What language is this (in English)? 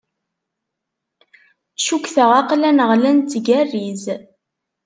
Kabyle